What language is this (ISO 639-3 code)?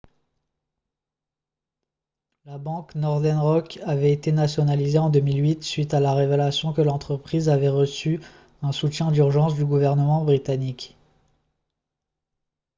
fra